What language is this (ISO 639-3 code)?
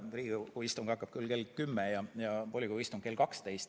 est